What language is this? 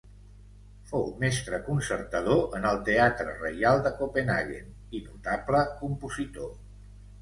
Catalan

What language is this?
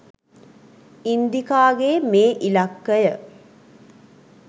Sinhala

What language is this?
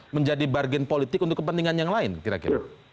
Indonesian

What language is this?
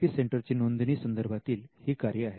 Marathi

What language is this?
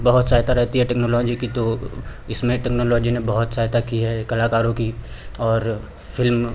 Hindi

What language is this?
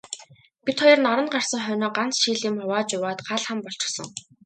Mongolian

